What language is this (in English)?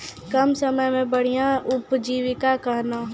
Maithili